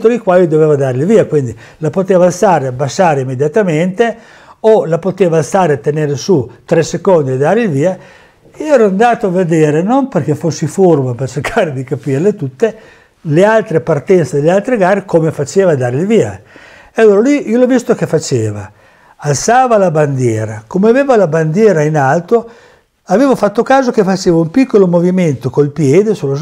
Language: Italian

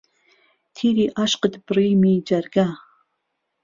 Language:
Central Kurdish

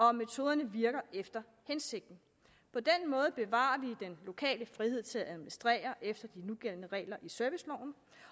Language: Danish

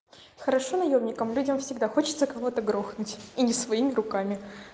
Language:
Russian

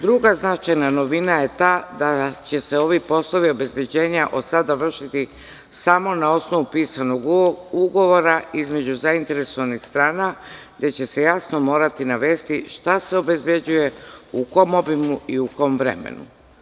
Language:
Serbian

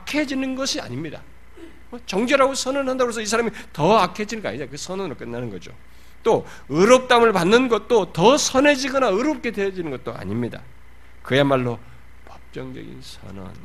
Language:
Korean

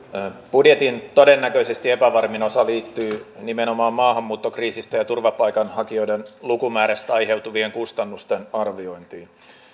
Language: Finnish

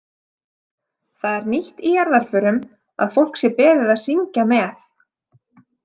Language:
Icelandic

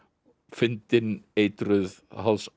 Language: Icelandic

